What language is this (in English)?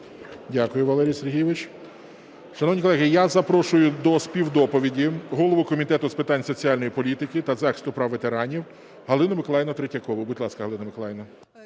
Ukrainian